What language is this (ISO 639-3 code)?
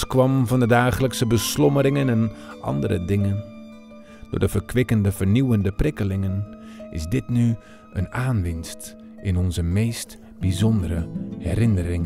nld